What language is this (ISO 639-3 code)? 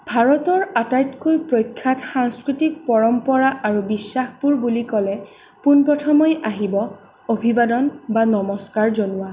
asm